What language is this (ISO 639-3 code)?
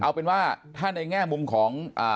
tha